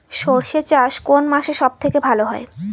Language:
Bangla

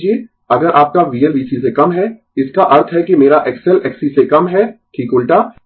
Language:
Hindi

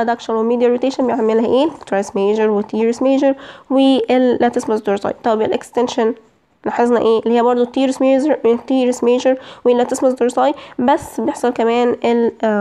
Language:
Arabic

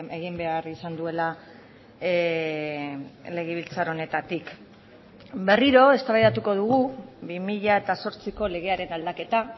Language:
Basque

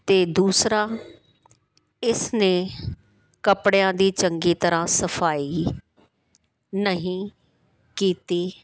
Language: Punjabi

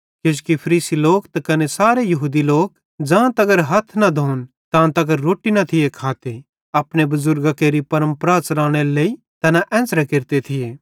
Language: Bhadrawahi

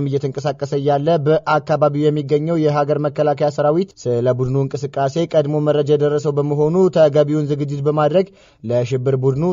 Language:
Arabic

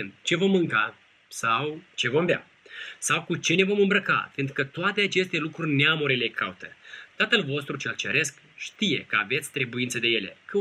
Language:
Romanian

